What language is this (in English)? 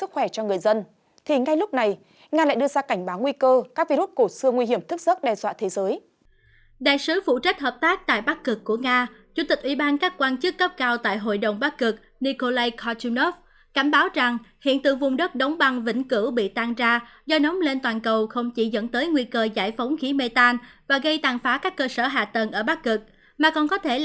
Vietnamese